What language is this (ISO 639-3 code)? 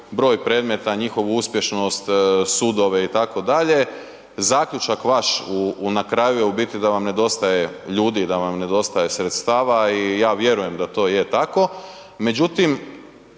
hrv